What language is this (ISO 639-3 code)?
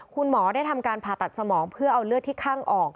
tha